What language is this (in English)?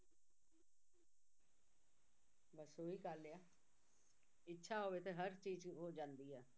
Punjabi